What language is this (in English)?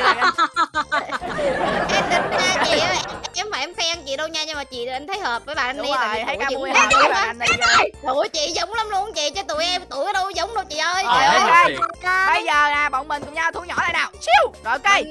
Vietnamese